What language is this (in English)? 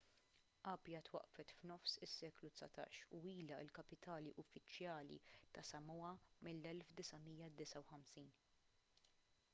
Maltese